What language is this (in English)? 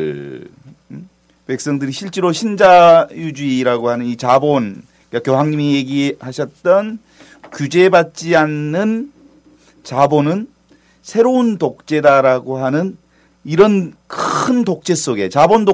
Korean